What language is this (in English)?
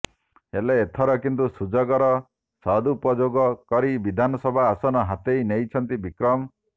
Odia